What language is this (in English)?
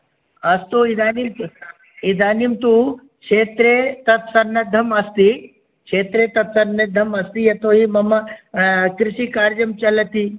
Sanskrit